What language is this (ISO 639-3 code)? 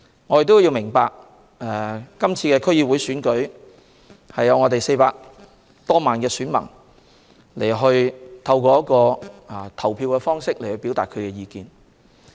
yue